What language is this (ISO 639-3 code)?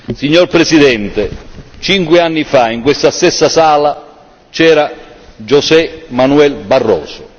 ita